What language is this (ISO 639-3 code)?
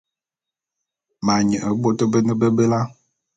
bum